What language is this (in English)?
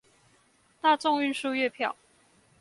Chinese